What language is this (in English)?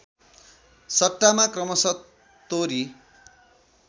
Nepali